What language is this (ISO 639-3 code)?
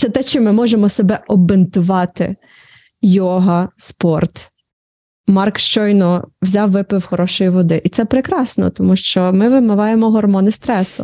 ukr